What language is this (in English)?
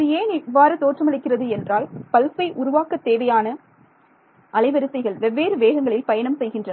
Tamil